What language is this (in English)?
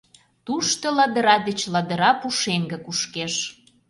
Mari